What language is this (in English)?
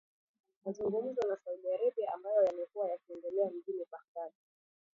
Swahili